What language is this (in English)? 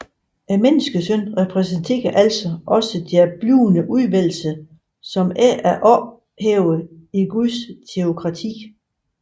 Danish